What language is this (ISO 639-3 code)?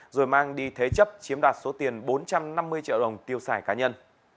vie